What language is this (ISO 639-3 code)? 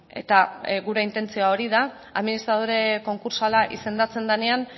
eus